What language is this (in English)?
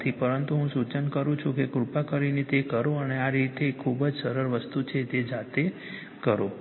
Gujarati